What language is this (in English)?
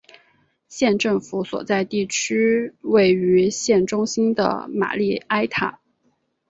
Chinese